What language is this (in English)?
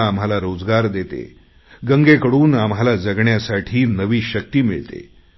Marathi